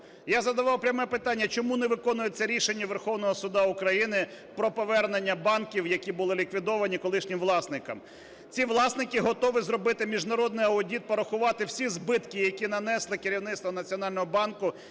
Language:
Ukrainian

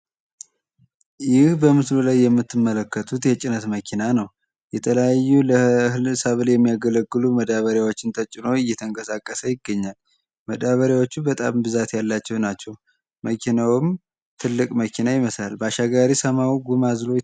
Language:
Amharic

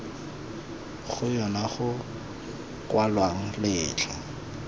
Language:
Tswana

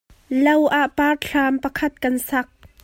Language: Hakha Chin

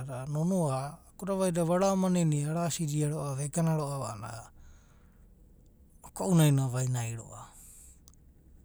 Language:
Abadi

